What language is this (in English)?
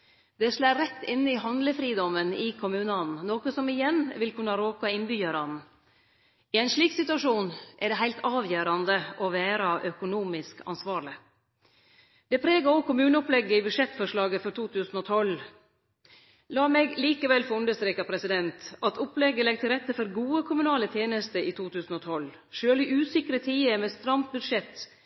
Norwegian Nynorsk